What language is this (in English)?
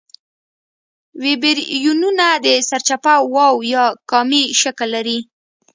Pashto